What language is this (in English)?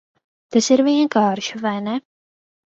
Latvian